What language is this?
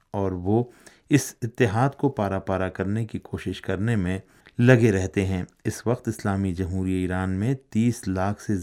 Urdu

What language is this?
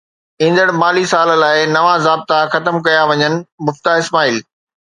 Sindhi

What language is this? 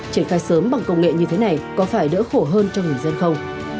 Vietnamese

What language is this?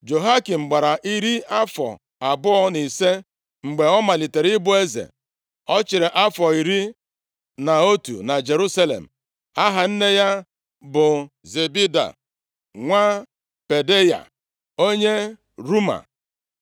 Igbo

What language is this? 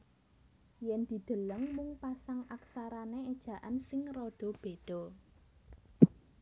Javanese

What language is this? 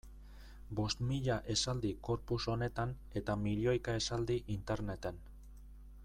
Basque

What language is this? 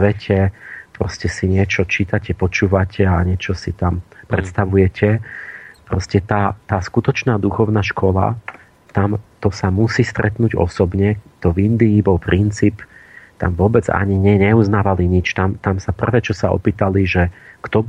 Slovak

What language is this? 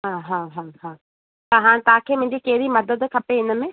Sindhi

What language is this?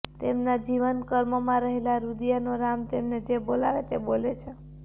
Gujarati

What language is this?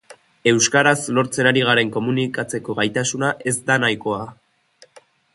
Basque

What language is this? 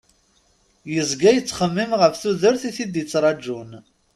Kabyle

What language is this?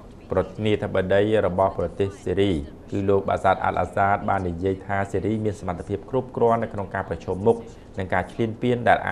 Thai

